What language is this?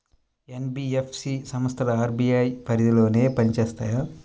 Telugu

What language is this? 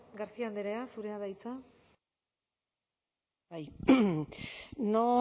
Basque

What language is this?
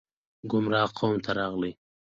Pashto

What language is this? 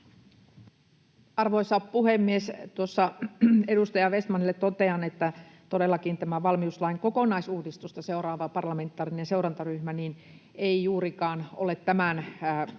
Finnish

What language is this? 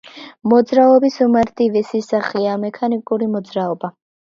Georgian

